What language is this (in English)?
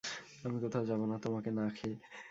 Bangla